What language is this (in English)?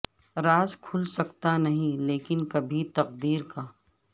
Urdu